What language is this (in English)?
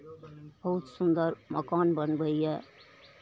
Maithili